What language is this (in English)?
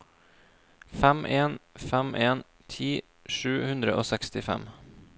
Norwegian